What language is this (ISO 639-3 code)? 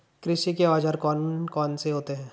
hin